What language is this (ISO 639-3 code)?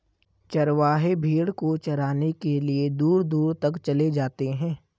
hin